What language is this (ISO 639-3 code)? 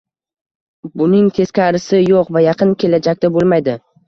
uzb